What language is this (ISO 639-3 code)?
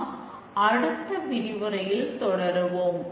tam